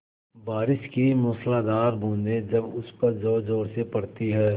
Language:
Hindi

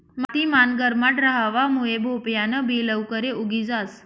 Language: Marathi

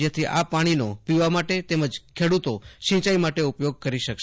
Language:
Gujarati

